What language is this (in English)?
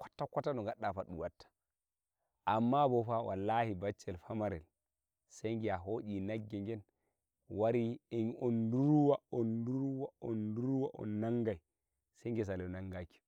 Nigerian Fulfulde